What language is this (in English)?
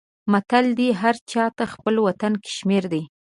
Pashto